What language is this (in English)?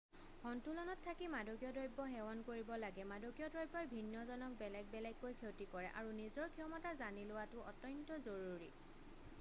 Assamese